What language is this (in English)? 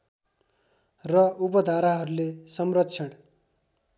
Nepali